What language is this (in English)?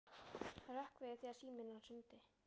Icelandic